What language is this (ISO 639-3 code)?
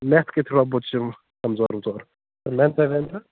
kas